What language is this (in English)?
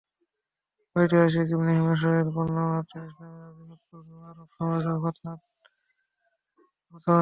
Bangla